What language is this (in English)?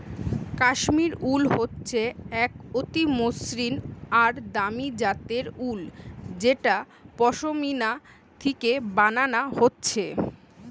Bangla